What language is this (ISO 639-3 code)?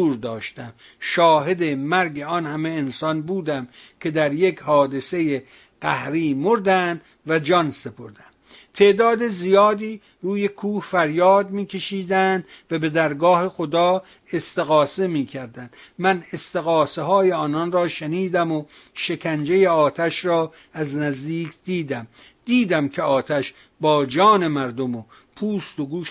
fas